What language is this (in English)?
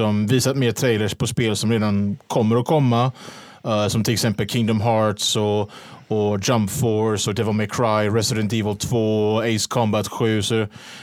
Swedish